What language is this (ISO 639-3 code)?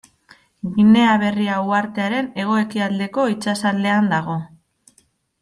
eus